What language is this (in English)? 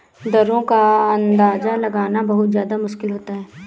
Hindi